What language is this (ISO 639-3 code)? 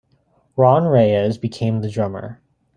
eng